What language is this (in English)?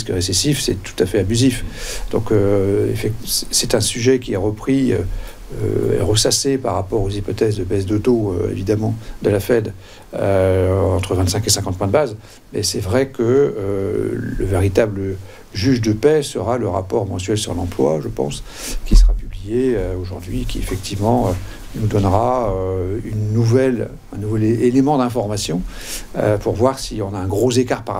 French